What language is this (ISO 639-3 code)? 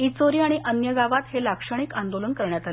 mar